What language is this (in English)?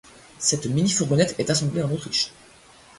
French